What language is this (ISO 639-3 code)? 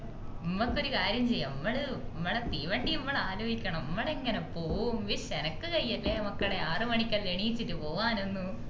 mal